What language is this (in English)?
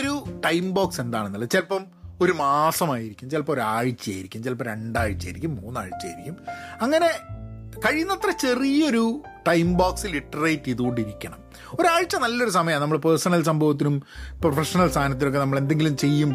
Malayalam